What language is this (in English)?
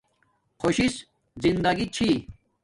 Domaaki